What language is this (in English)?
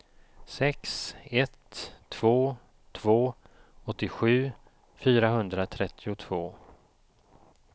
Swedish